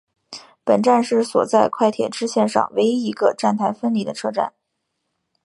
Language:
Chinese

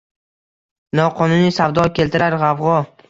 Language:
Uzbek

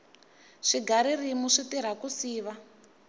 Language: Tsonga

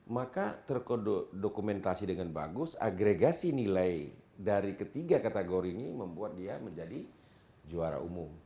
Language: Indonesian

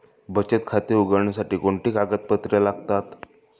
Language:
Marathi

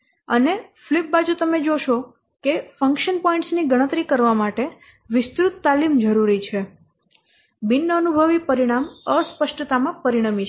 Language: Gujarati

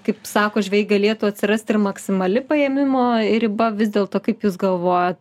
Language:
Lithuanian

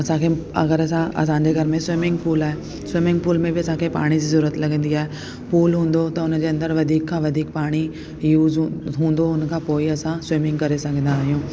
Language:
Sindhi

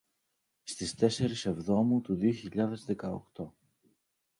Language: Greek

